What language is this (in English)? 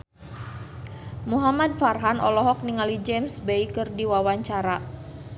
Sundanese